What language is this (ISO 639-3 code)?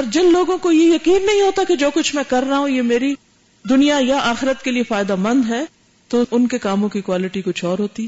urd